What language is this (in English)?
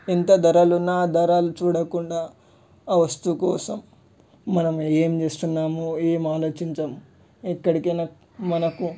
Telugu